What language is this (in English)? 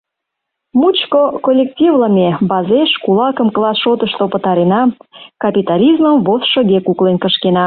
Mari